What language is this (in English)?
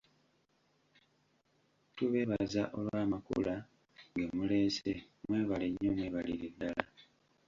Ganda